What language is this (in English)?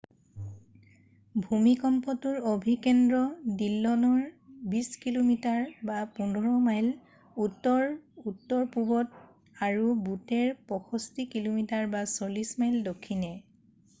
Assamese